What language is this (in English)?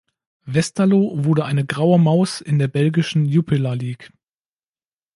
German